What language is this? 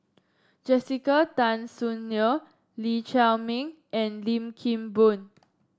English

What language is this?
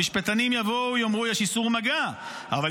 Hebrew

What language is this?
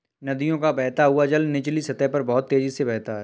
Hindi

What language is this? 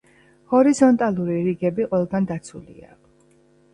Georgian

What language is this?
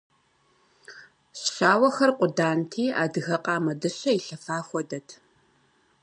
Kabardian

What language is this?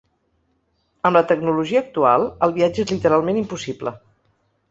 Catalan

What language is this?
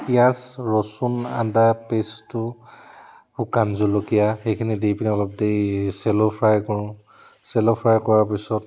Assamese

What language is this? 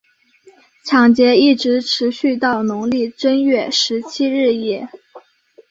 Chinese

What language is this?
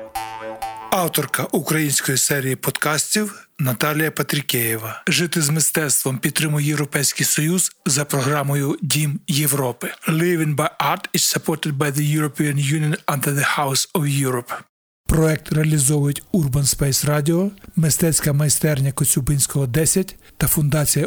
Ukrainian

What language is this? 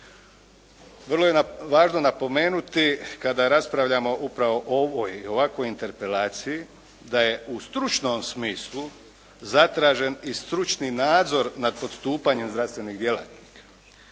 Croatian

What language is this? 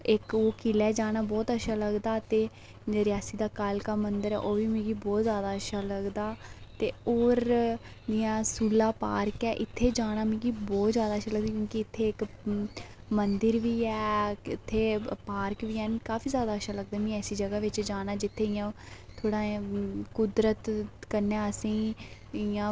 Dogri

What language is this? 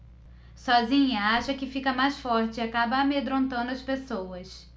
Portuguese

